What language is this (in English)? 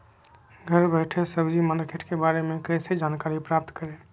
Magahi